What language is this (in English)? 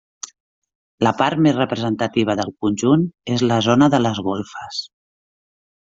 Catalan